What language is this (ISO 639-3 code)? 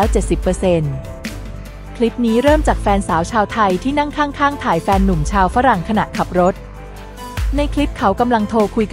tha